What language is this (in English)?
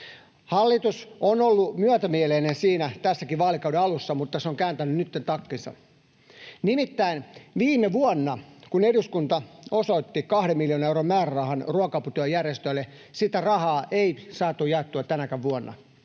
Finnish